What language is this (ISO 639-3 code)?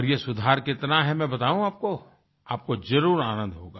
hin